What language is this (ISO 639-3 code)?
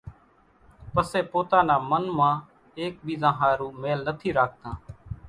gjk